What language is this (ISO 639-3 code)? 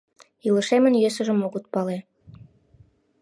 chm